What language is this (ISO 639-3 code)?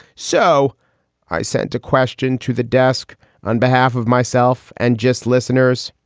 eng